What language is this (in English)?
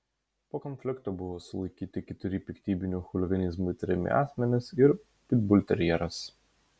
Lithuanian